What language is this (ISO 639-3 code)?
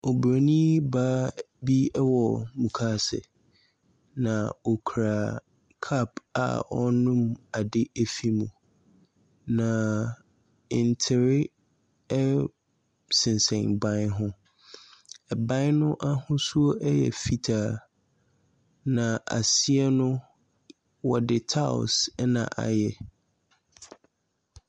aka